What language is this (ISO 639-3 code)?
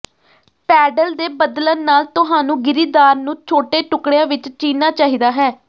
pan